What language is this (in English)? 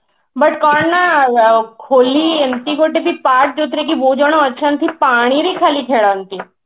Odia